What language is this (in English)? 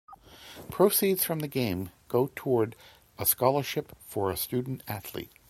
English